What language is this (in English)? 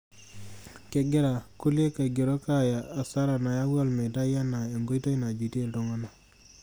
Masai